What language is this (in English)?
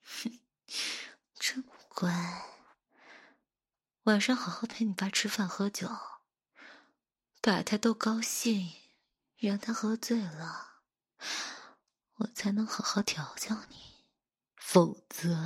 Chinese